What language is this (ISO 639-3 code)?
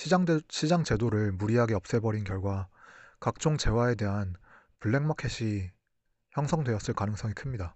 kor